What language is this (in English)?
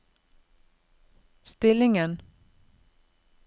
Norwegian